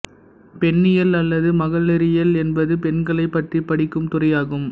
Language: Tamil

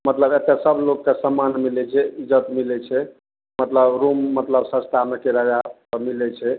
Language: Maithili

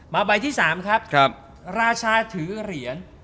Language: Thai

